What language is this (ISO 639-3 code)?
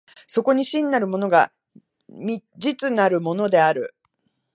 jpn